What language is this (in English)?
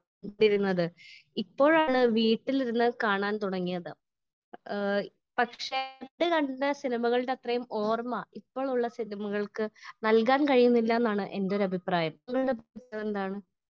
Malayalam